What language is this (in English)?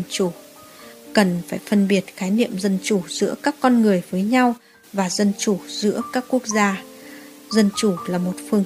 Vietnamese